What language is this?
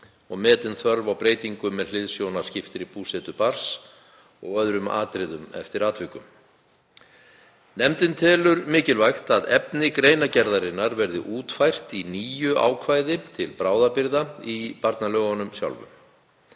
Icelandic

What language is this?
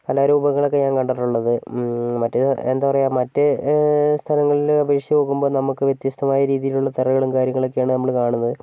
Malayalam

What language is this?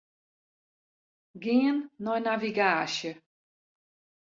Western Frisian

